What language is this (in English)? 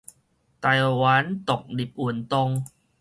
Min Nan Chinese